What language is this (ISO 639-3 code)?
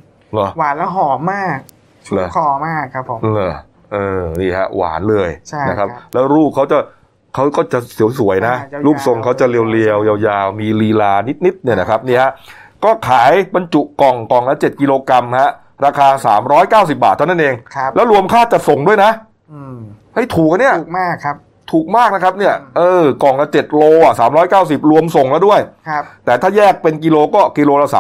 tha